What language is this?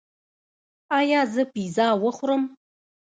Pashto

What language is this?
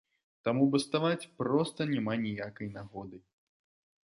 Belarusian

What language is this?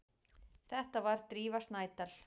Icelandic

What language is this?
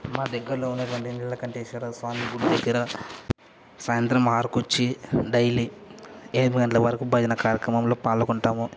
Telugu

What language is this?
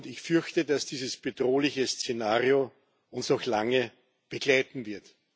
German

